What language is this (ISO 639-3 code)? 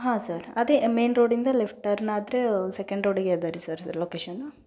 kan